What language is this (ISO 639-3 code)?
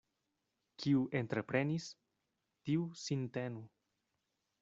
epo